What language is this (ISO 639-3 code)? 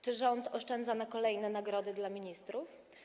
pol